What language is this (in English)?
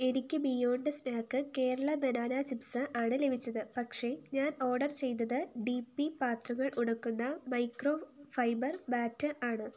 Malayalam